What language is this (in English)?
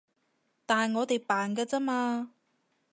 Cantonese